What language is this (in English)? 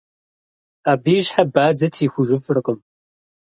Kabardian